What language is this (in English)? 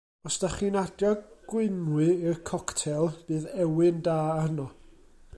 Welsh